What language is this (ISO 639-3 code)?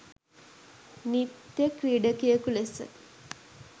sin